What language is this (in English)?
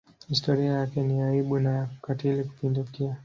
Swahili